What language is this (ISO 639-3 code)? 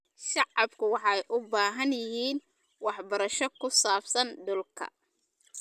som